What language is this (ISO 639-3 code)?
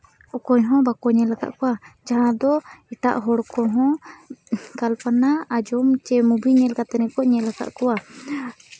sat